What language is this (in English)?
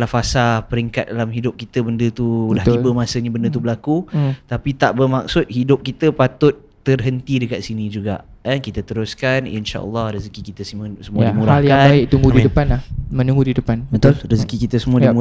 Malay